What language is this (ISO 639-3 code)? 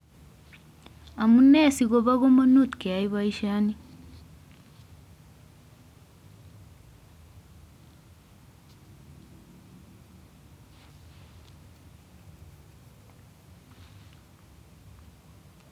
kln